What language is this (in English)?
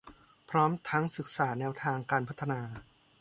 Thai